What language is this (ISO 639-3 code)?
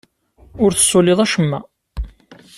kab